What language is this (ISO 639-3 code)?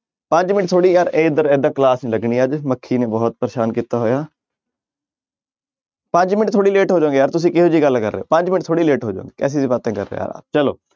pan